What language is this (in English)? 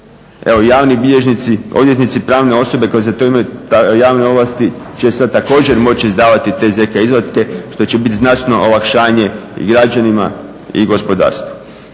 Croatian